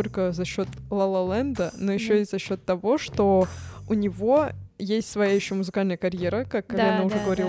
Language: Russian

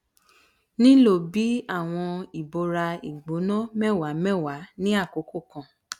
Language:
Yoruba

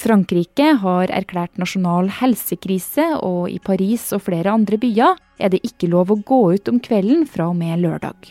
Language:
Danish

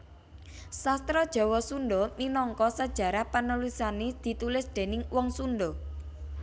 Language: Javanese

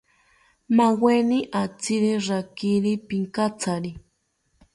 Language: South Ucayali Ashéninka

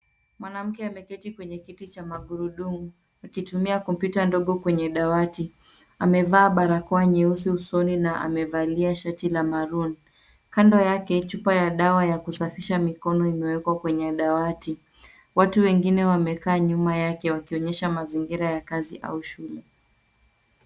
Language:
Swahili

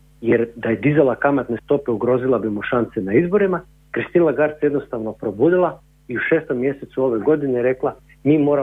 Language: Croatian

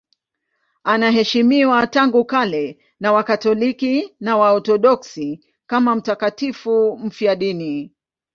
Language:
Swahili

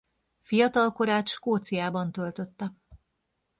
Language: Hungarian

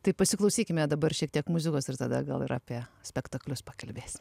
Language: Lithuanian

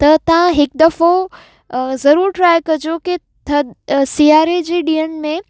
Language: Sindhi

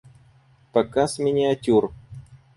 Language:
Russian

